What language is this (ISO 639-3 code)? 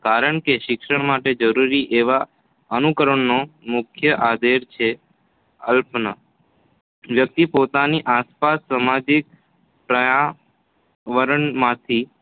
guj